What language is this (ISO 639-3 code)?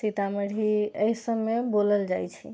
mai